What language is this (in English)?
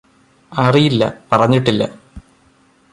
Malayalam